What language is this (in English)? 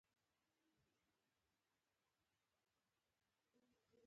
Pashto